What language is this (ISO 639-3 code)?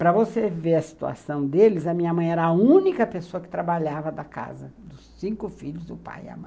por